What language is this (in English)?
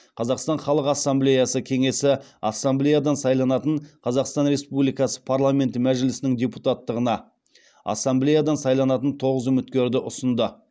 Kazakh